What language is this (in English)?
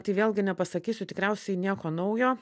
Lithuanian